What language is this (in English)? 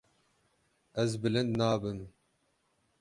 Kurdish